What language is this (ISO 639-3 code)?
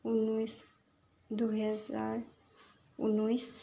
asm